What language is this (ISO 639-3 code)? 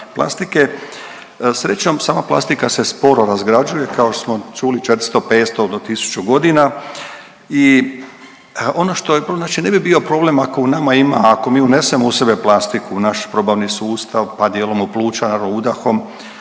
hrv